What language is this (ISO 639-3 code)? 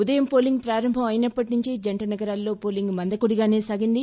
tel